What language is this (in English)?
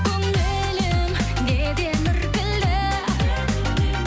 Kazakh